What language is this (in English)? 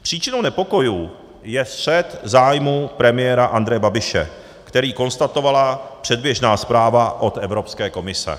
Czech